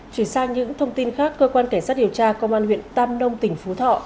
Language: Vietnamese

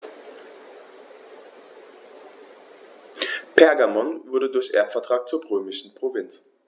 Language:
German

